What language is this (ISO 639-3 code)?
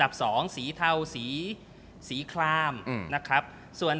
tha